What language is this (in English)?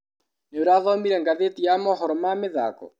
Kikuyu